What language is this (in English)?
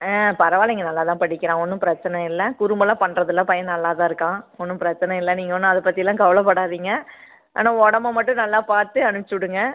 Tamil